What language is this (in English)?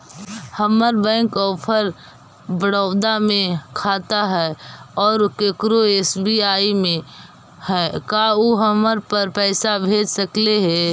Magahi